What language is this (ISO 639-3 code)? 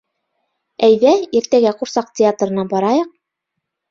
bak